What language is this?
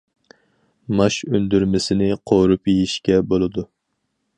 Uyghur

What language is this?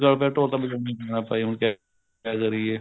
Punjabi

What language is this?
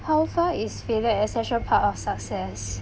English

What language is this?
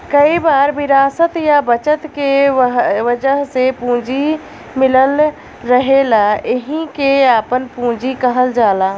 Bhojpuri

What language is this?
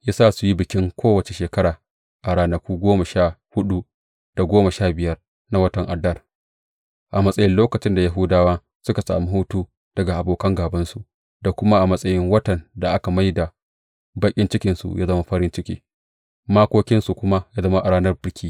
Hausa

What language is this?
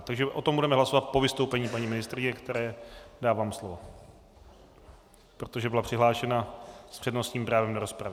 Czech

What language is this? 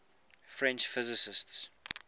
English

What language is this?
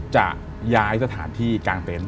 Thai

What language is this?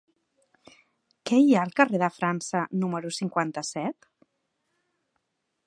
Catalan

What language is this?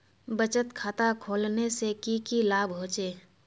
Magahi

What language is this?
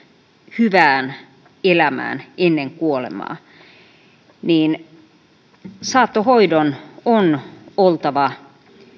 Finnish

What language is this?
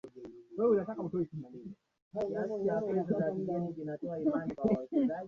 Swahili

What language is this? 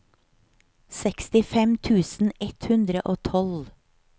Norwegian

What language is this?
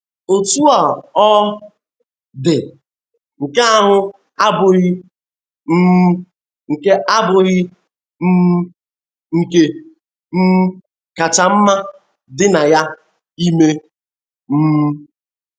Igbo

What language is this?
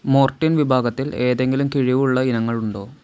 Malayalam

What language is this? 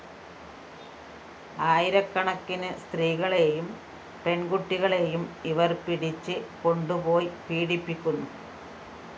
Malayalam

